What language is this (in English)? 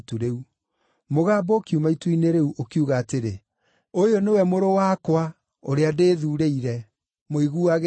Kikuyu